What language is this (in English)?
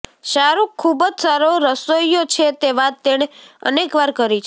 Gujarati